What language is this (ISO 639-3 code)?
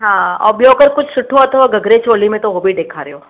snd